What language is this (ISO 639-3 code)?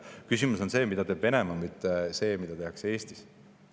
est